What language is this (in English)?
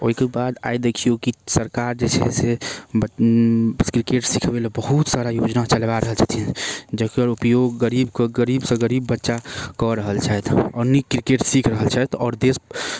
Maithili